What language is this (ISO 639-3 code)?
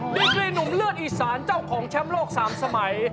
tha